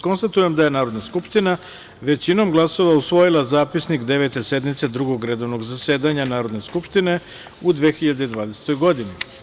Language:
Serbian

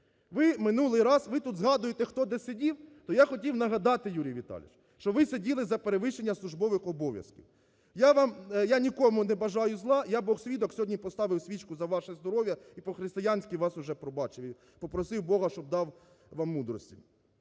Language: Ukrainian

